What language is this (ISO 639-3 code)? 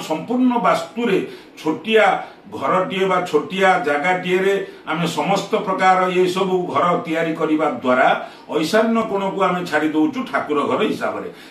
kor